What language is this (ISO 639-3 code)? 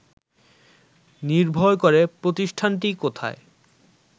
ben